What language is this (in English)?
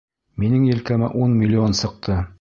Bashkir